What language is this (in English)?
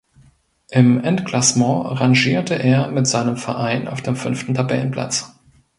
German